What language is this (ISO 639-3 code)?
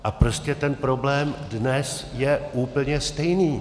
ces